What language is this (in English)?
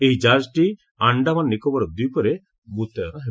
Odia